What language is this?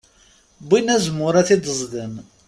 Kabyle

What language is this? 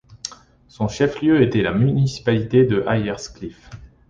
French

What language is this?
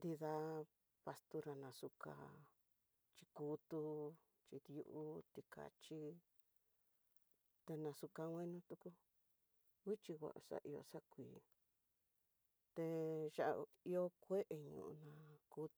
Tidaá Mixtec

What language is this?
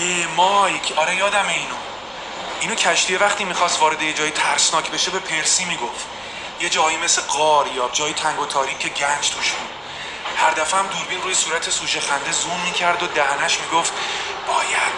Persian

